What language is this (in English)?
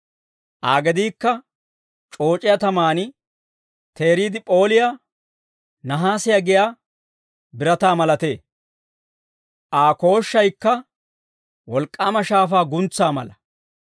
Dawro